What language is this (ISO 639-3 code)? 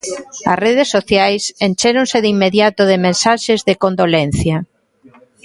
glg